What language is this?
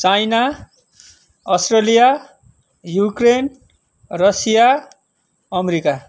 Nepali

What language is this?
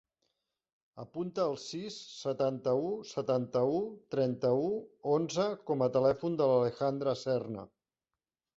Catalan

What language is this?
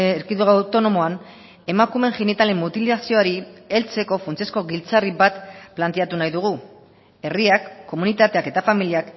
Basque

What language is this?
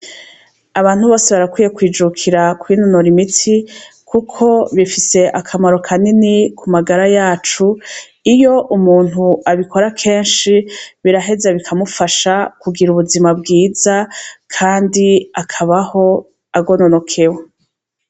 Rundi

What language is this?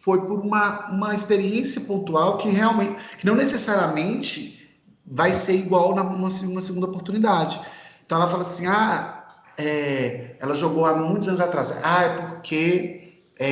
Portuguese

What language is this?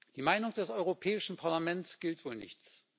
German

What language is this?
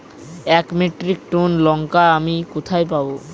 Bangla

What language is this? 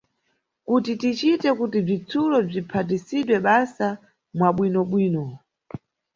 Nyungwe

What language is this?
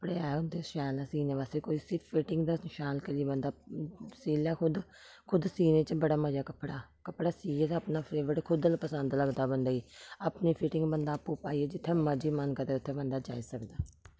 Dogri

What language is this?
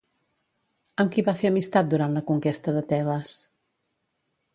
Catalan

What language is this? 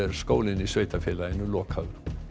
Icelandic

